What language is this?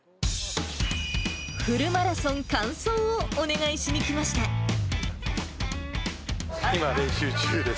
Japanese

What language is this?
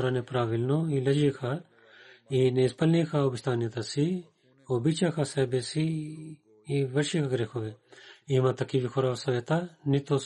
Bulgarian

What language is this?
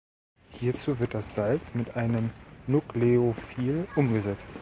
German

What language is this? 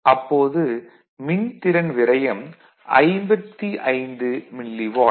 Tamil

